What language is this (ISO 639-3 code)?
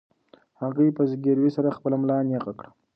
pus